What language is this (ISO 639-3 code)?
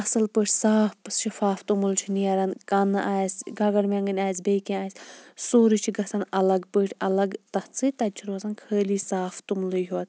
kas